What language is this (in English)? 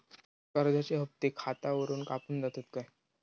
Marathi